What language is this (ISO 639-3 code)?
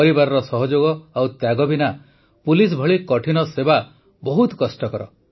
ori